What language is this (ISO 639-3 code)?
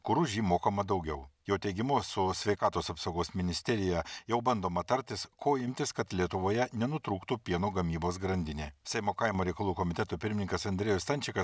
lit